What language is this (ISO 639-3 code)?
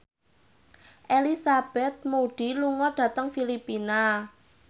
jav